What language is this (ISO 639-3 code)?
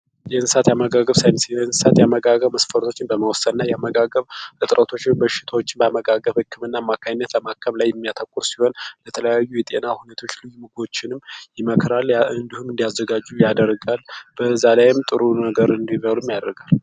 amh